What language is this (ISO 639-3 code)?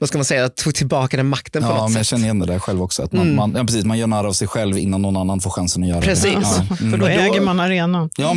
swe